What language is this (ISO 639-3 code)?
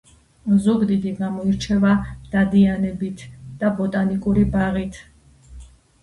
kat